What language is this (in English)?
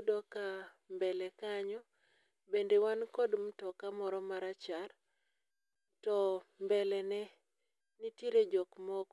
Luo (Kenya and Tanzania)